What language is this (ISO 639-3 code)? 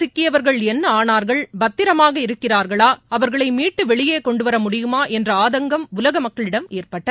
tam